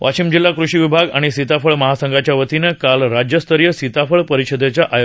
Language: Marathi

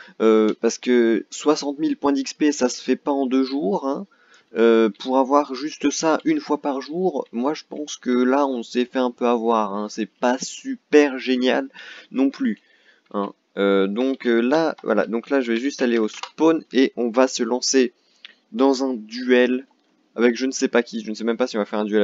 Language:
French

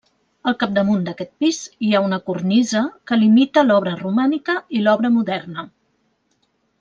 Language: Catalan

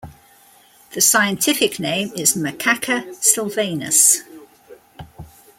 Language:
English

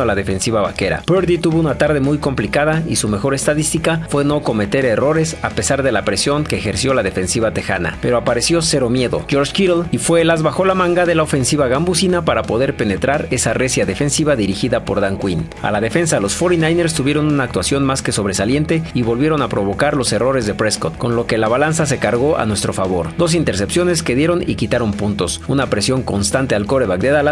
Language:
Spanish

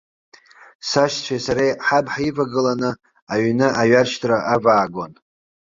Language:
Abkhazian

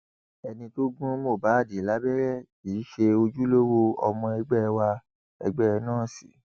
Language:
Yoruba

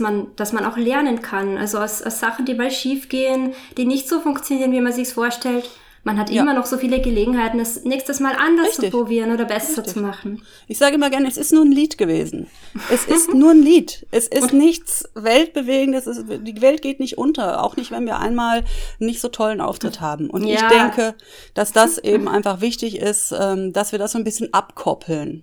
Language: German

